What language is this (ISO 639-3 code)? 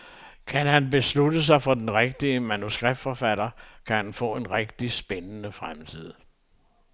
dan